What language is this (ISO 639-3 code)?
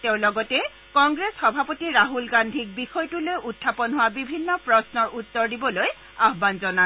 asm